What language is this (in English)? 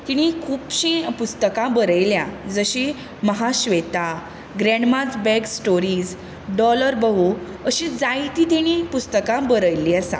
Konkani